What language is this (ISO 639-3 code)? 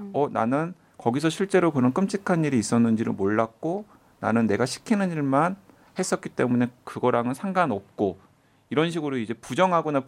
kor